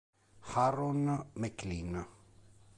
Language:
Italian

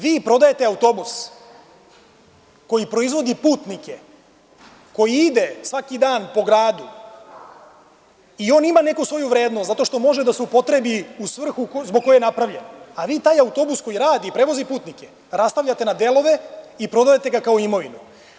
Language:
Serbian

